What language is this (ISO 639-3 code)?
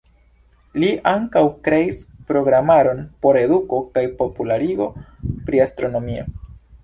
epo